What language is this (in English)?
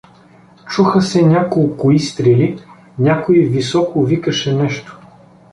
Bulgarian